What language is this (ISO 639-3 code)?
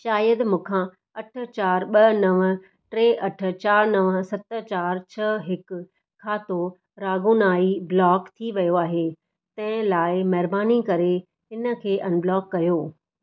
snd